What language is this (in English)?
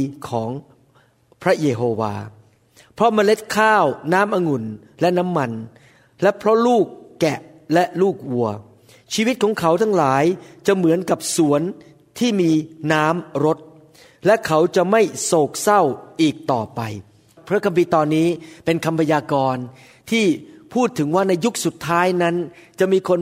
Thai